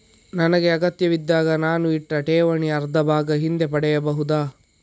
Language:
Kannada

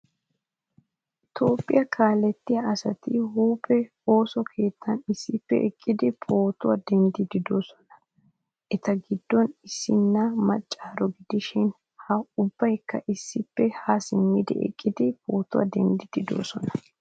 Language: Wolaytta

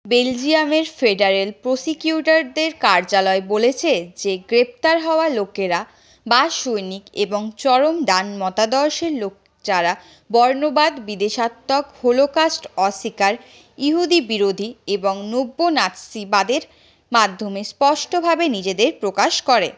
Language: Bangla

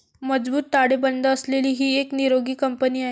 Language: Marathi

